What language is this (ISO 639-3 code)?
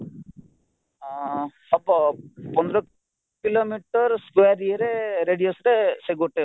ori